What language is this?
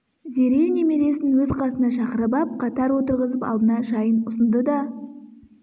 Kazakh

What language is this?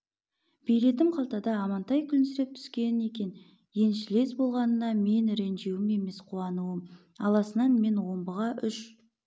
Kazakh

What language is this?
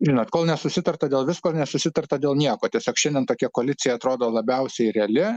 Lithuanian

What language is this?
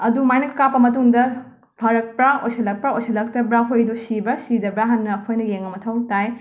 Manipuri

